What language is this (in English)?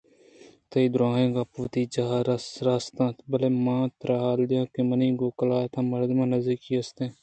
Eastern Balochi